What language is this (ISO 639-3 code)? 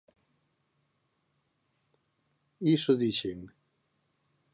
glg